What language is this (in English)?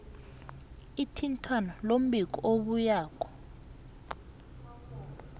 South Ndebele